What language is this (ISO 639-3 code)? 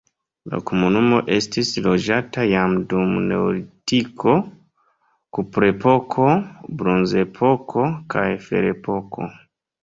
epo